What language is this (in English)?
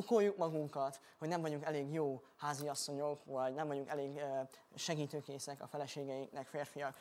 Hungarian